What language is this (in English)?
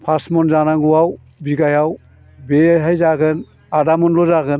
Bodo